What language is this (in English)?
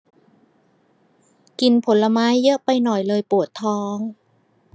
Thai